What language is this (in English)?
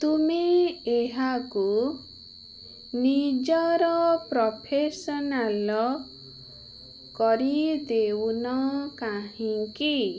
Odia